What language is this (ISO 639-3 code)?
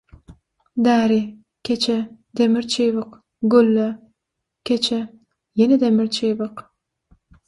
tuk